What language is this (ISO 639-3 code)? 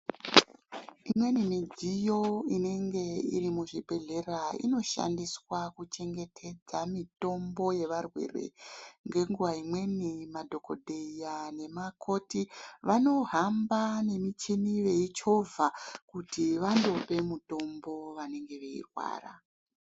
ndc